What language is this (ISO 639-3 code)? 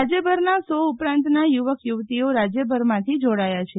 guj